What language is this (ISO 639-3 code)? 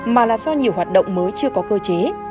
vie